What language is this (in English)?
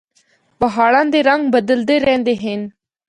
Northern Hindko